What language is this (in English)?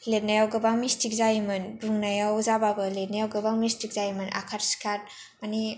Bodo